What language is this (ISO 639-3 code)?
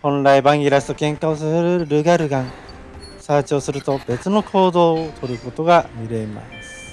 jpn